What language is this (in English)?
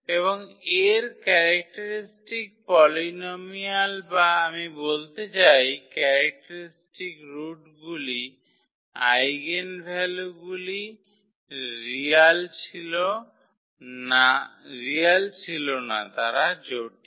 Bangla